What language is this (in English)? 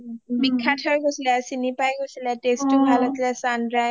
Assamese